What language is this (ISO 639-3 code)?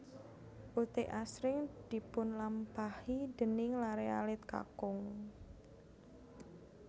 jav